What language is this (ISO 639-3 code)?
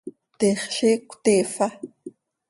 sei